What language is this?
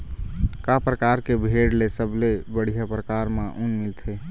Chhattisgarhi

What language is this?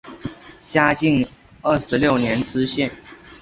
Chinese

